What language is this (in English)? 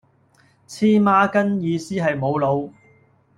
Cantonese